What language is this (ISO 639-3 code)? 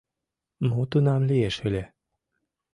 chm